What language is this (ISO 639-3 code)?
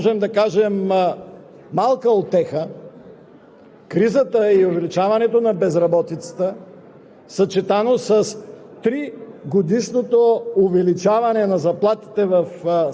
bul